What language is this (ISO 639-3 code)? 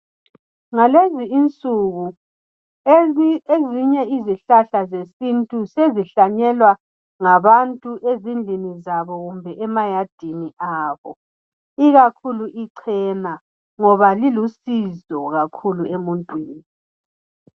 nde